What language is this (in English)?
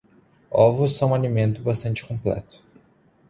Portuguese